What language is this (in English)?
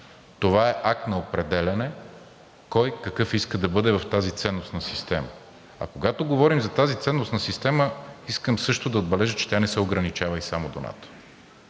Bulgarian